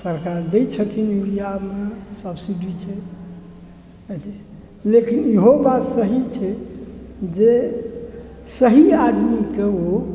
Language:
Maithili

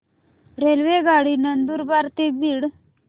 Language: Marathi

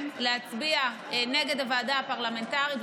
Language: Hebrew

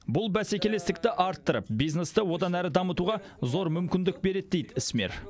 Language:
Kazakh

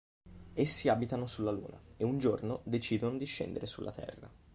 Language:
Italian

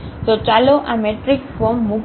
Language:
Gujarati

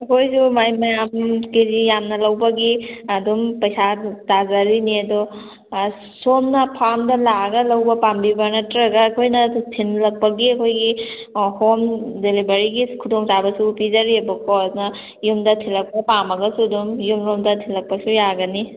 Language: Manipuri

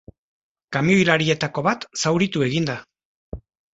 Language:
Basque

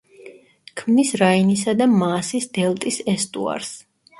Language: Georgian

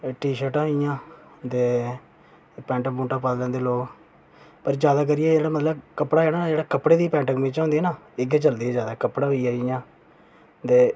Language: Dogri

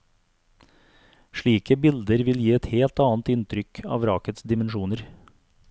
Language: Norwegian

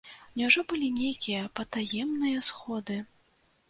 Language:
Belarusian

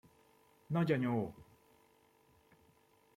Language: Hungarian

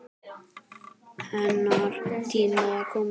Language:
Icelandic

